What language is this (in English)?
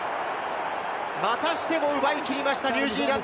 Japanese